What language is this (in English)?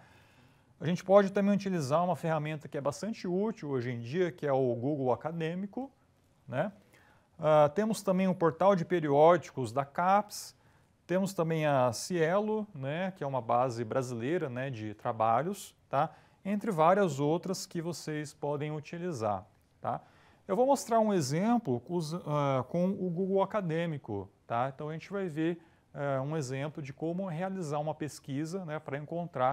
Portuguese